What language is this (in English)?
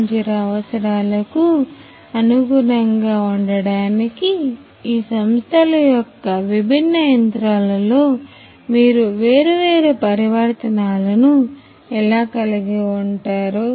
Telugu